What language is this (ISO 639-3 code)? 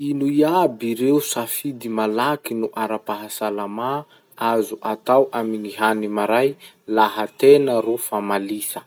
msh